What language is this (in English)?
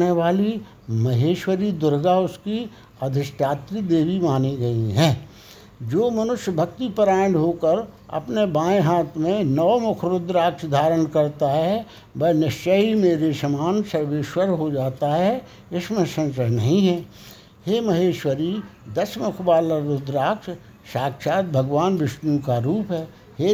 Hindi